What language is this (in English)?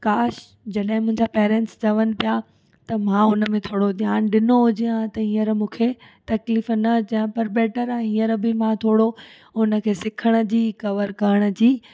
Sindhi